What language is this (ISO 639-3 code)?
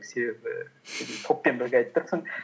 kaz